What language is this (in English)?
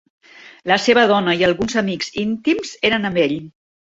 Catalan